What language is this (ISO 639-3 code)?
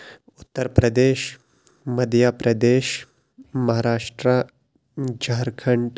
kas